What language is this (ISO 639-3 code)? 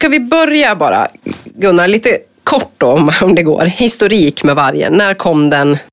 swe